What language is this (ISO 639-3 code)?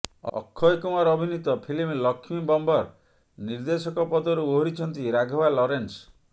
ori